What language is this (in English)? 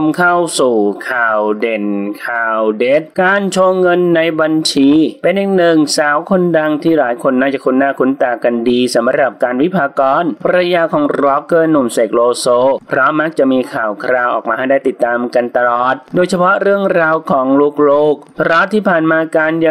Thai